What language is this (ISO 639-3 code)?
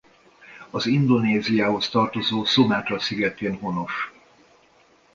hun